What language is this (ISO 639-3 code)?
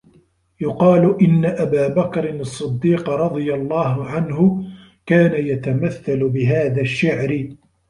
ara